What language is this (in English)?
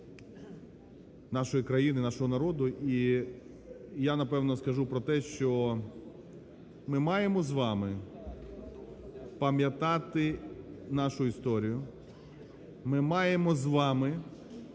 Ukrainian